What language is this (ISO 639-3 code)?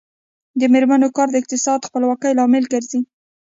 pus